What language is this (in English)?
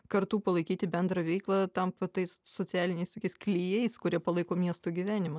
Lithuanian